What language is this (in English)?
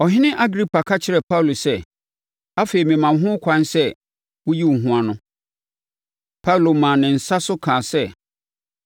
Akan